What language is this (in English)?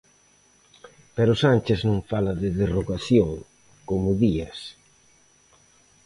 Galician